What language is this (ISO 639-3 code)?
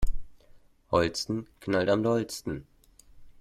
deu